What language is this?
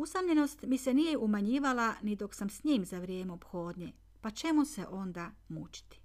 Croatian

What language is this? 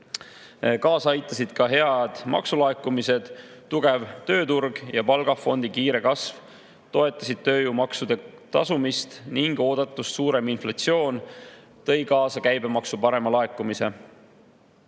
Estonian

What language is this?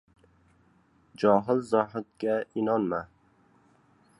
Uzbek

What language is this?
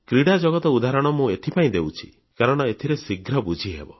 Odia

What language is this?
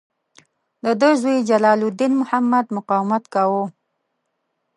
Pashto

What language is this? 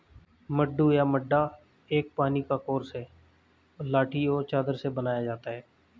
Hindi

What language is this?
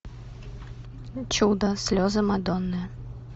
Russian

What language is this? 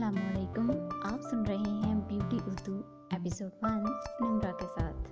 Urdu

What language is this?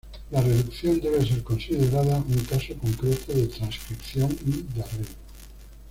Spanish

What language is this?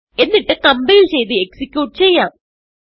Malayalam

